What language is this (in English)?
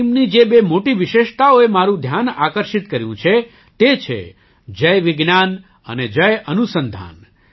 Gujarati